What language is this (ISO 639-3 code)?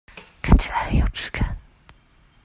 zho